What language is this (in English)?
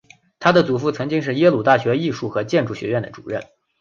Chinese